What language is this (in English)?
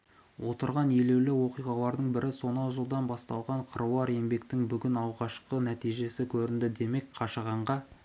Kazakh